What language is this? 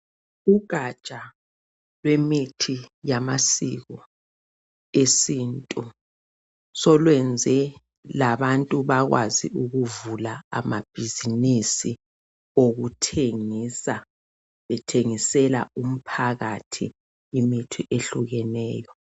North Ndebele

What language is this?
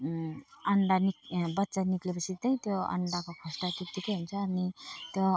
Nepali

